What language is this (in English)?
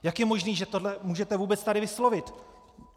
Czech